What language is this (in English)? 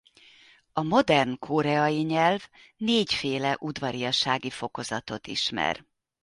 Hungarian